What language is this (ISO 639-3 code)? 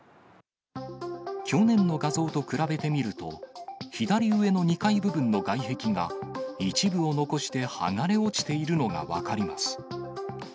jpn